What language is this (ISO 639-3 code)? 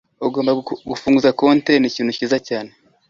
kin